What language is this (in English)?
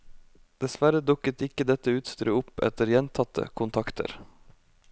Norwegian